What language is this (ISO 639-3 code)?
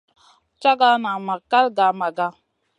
mcn